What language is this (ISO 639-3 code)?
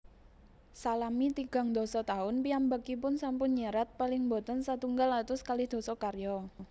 jav